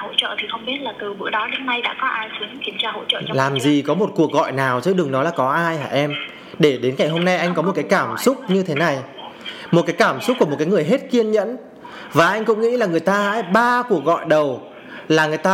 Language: Vietnamese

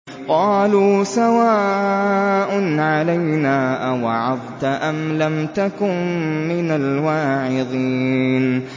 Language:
Arabic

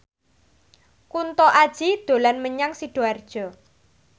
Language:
Javanese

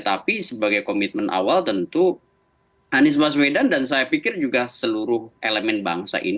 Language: Indonesian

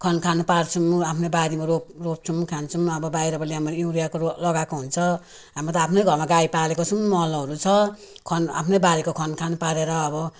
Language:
Nepali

